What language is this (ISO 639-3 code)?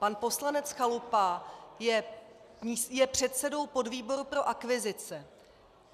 ces